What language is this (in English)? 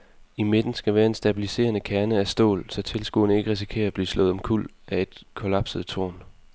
Danish